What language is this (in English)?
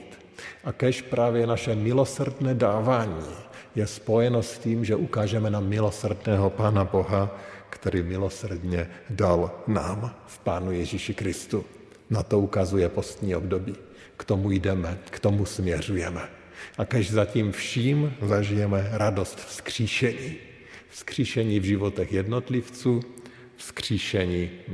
Czech